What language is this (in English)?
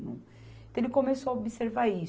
Portuguese